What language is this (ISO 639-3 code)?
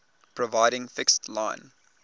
eng